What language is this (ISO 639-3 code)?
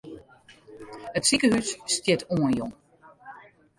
fry